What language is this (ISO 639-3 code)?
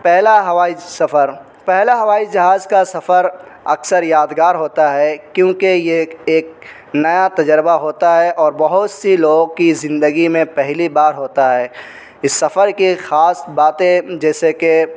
urd